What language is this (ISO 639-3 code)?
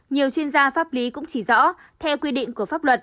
vie